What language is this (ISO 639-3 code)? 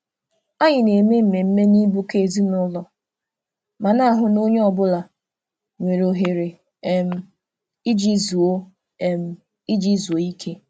ibo